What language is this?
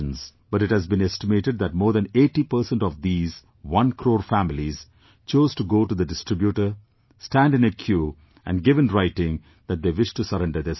English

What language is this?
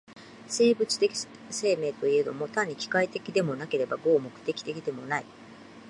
Japanese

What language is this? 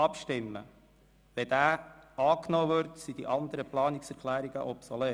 Swiss German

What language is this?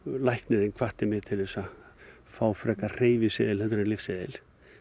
Icelandic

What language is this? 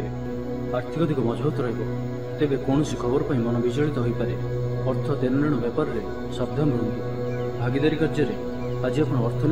Romanian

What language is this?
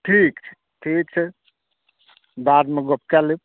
Maithili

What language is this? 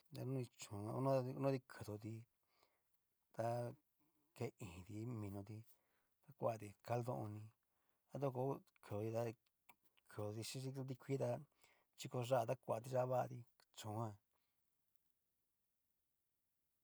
Cacaloxtepec Mixtec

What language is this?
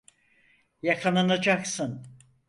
Turkish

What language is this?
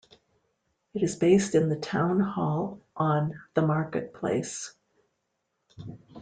English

